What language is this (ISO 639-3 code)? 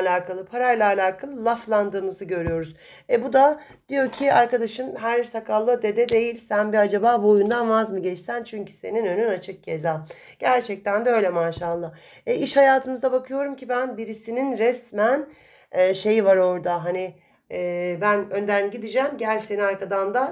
tur